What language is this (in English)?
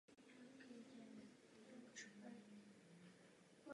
Czech